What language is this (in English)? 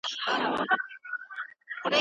Pashto